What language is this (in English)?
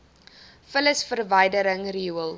Afrikaans